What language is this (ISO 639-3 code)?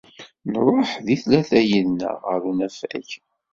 kab